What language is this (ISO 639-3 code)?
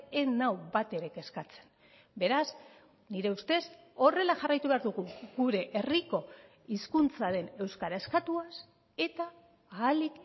eus